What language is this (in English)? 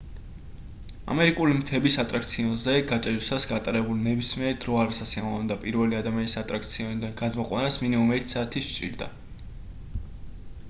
Georgian